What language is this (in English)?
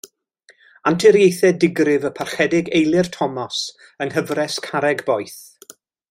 Welsh